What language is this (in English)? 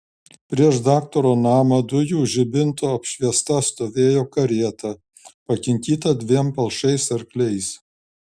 Lithuanian